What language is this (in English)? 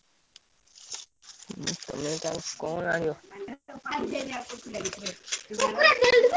Odia